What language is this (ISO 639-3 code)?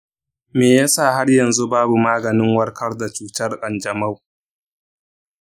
hau